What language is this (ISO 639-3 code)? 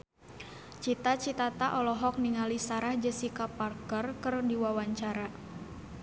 sun